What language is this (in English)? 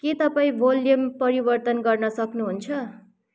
Nepali